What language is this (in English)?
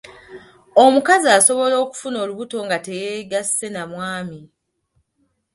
Ganda